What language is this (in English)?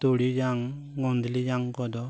Santali